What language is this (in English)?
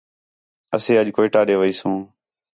Khetrani